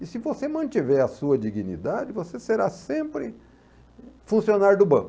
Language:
Portuguese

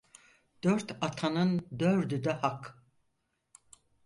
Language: Turkish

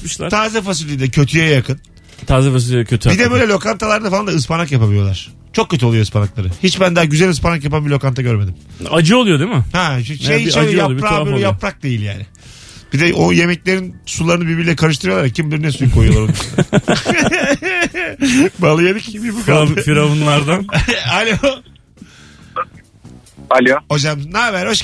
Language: Turkish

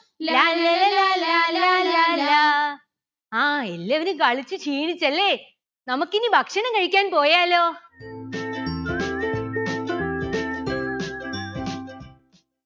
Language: Malayalam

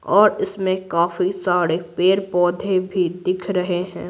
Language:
Hindi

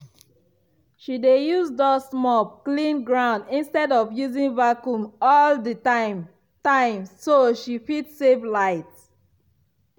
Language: Nigerian Pidgin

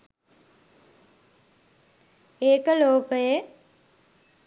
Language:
Sinhala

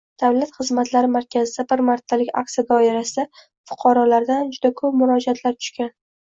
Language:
Uzbek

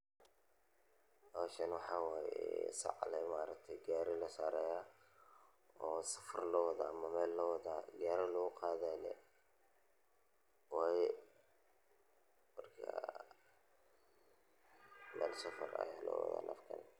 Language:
Somali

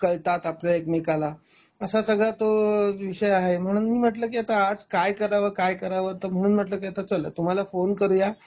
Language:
Marathi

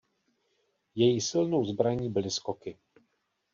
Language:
Czech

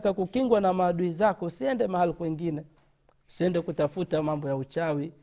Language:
Swahili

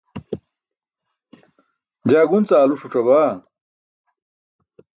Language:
Burushaski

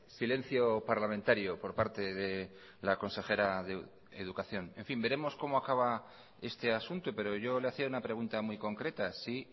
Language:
Spanish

